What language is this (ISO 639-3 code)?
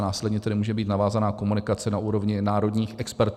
ces